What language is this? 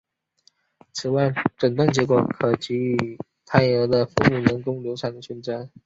Chinese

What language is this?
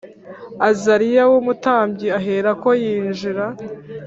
Kinyarwanda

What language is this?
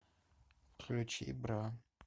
Russian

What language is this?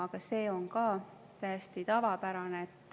Estonian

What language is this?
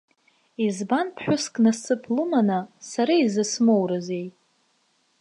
Abkhazian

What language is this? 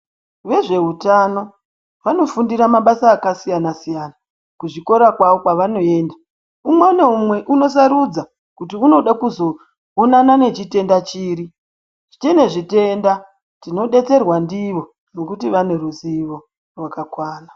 Ndau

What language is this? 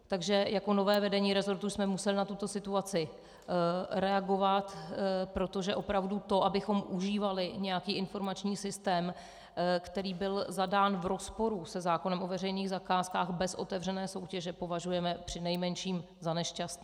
Czech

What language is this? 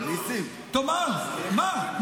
Hebrew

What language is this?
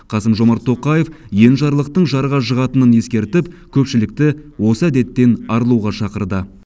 Kazakh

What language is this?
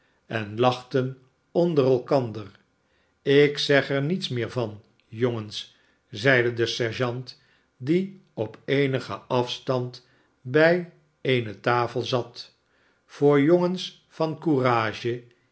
Dutch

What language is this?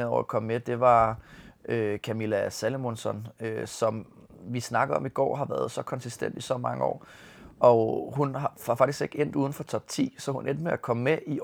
Danish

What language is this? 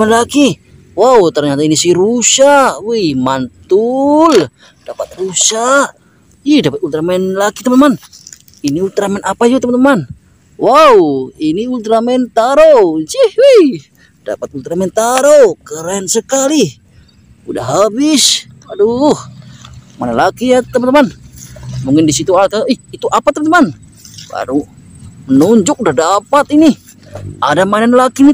Indonesian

